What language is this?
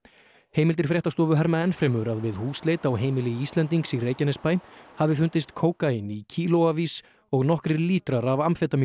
Icelandic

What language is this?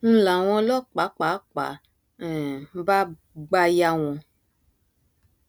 Yoruba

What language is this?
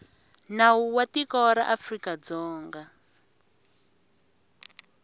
Tsonga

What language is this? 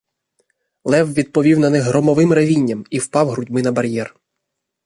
Ukrainian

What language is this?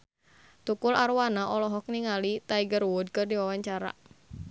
Sundanese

